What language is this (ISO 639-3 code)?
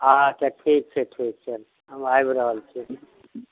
mai